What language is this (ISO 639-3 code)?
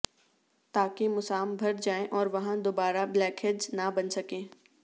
urd